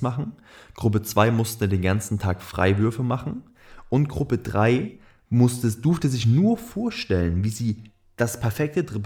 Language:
German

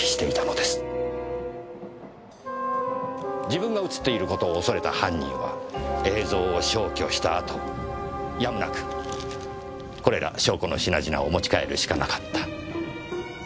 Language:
Japanese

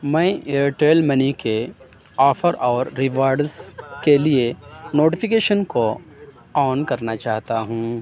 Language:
Urdu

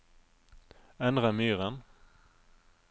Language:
Norwegian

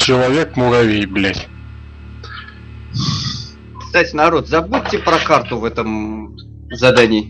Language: Russian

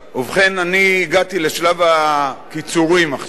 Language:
Hebrew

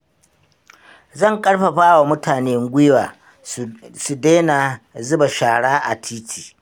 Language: Hausa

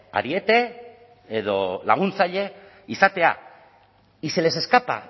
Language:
Basque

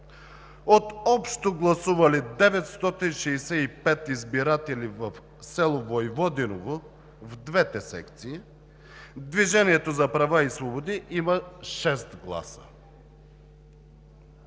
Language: Bulgarian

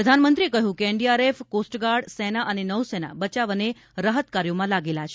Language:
Gujarati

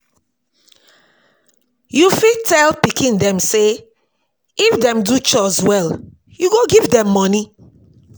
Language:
Nigerian Pidgin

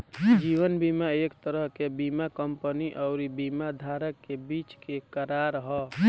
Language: Bhojpuri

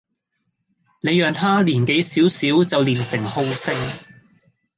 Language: Cantonese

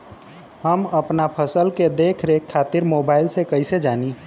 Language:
Bhojpuri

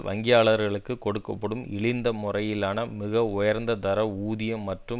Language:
Tamil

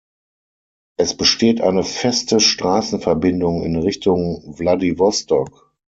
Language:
German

